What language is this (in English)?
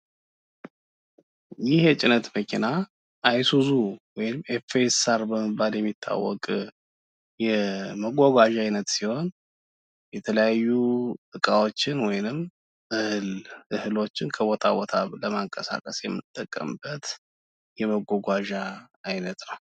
Amharic